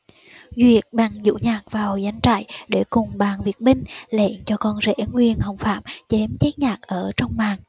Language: Vietnamese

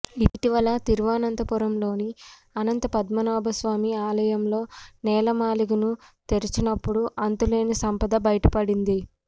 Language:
Telugu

